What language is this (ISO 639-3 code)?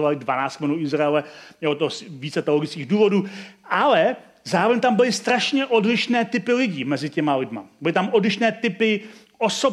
ces